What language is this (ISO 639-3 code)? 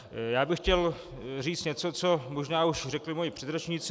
ces